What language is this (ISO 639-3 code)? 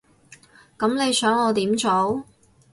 yue